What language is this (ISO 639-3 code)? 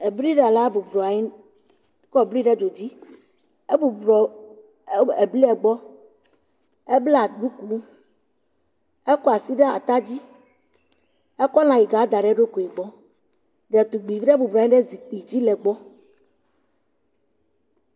ewe